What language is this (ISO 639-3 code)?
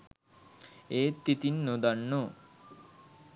sin